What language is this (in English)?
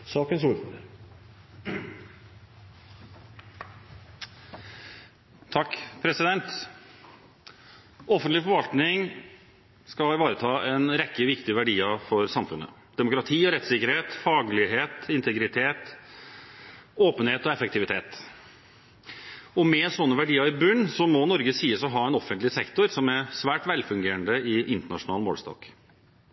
Norwegian Bokmål